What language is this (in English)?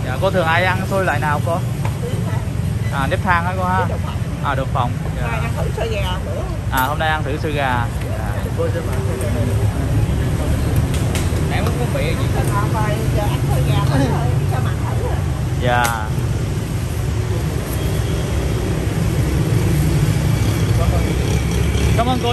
Vietnamese